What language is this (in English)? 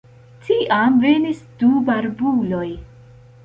Esperanto